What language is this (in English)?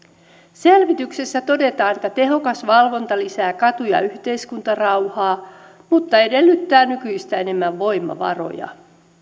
Finnish